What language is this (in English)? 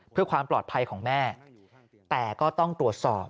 Thai